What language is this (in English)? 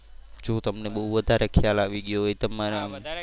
Gujarati